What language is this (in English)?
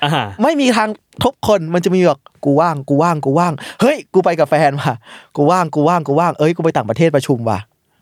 Thai